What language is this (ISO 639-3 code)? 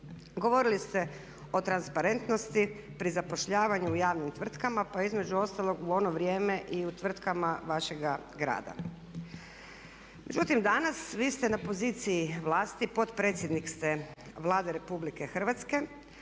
hrv